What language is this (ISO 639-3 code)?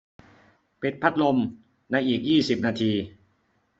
tha